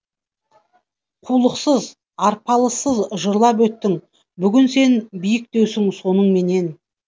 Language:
Kazakh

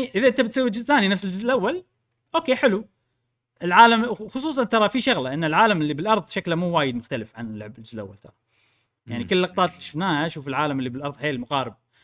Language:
Arabic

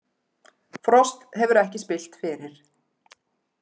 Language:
Icelandic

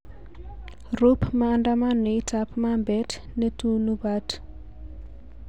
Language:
Kalenjin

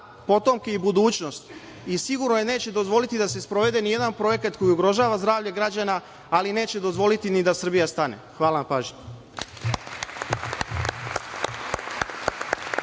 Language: Serbian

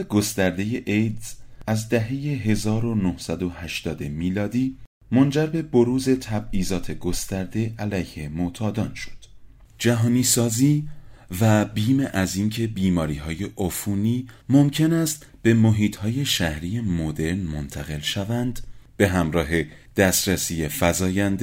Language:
Persian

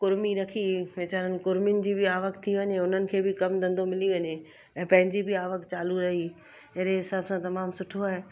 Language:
Sindhi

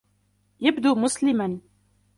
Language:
Arabic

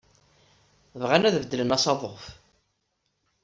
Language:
Kabyle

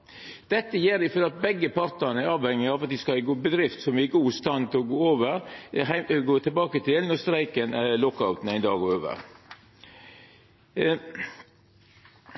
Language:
Norwegian Nynorsk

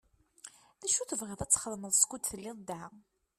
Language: Kabyle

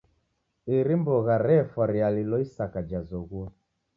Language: Taita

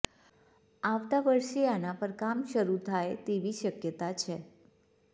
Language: Gujarati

